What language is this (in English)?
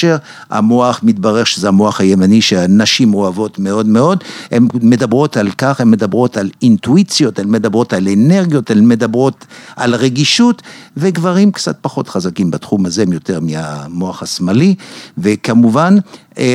Hebrew